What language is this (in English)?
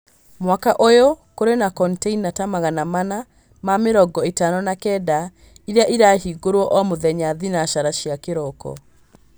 Kikuyu